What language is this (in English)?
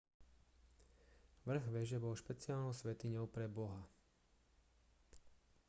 Slovak